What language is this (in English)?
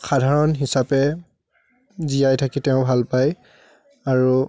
Assamese